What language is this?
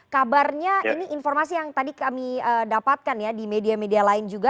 Indonesian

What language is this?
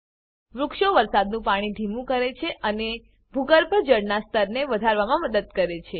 Gujarati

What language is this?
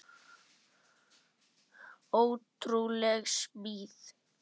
Icelandic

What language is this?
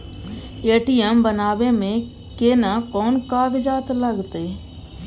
Maithili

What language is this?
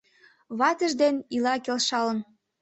Mari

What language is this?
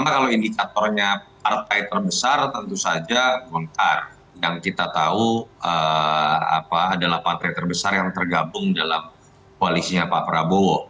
Indonesian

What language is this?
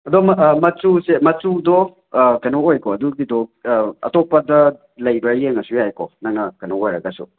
Manipuri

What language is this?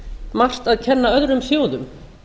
Icelandic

